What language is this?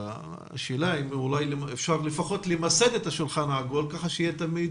Hebrew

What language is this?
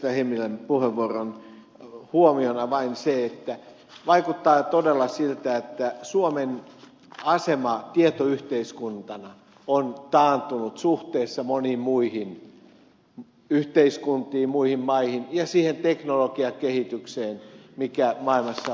Finnish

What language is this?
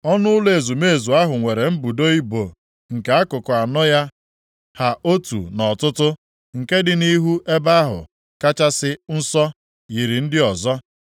Igbo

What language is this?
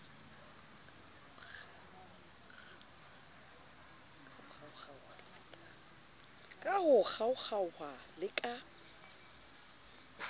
Southern Sotho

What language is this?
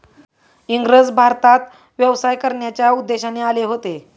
Marathi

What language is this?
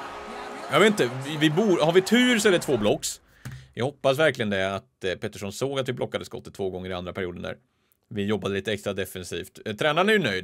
Swedish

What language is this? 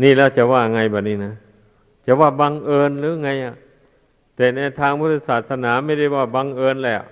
Thai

